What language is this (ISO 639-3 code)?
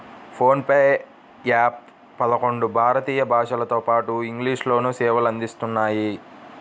tel